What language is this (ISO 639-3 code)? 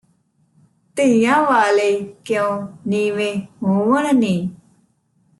pan